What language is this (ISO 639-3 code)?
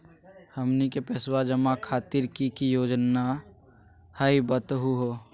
mag